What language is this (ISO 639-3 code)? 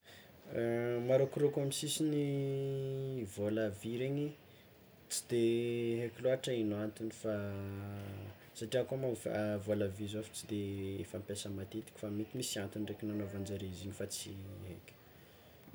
xmw